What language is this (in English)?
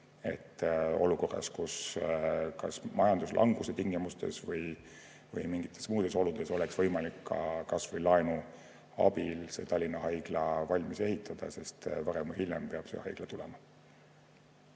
Estonian